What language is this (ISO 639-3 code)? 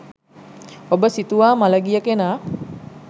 sin